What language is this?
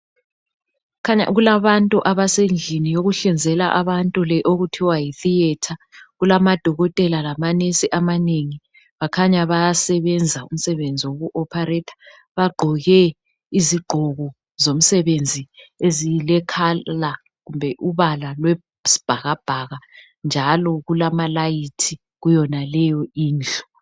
North Ndebele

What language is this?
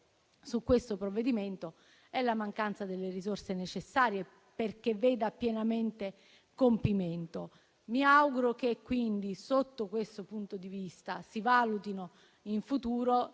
Italian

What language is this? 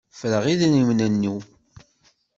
Kabyle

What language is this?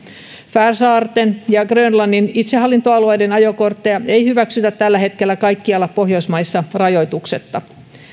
Finnish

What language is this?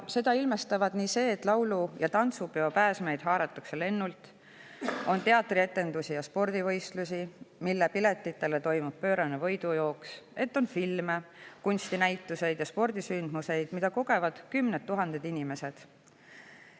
Estonian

